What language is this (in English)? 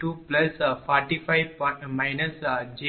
Tamil